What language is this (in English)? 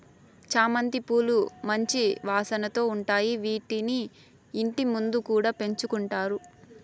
Telugu